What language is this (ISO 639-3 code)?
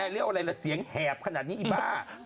tha